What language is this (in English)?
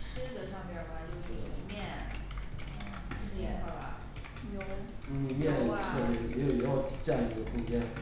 Chinese